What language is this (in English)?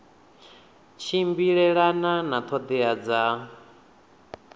Venda